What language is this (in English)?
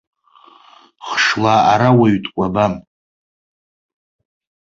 Abkhazian